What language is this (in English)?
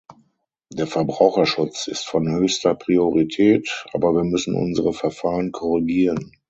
German